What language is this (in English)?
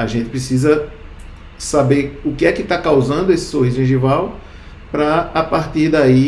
Portuguese